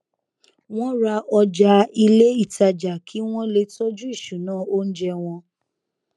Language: Yoruba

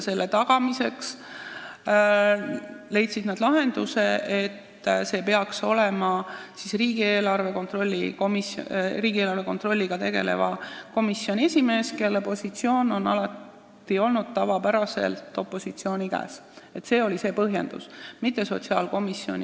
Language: Estonian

